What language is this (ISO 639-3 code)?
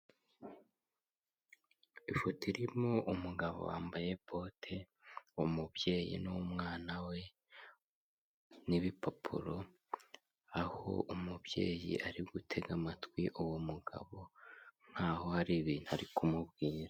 kin